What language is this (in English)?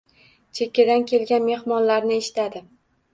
Uzbek